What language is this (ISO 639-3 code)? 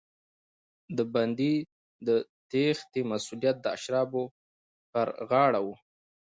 pus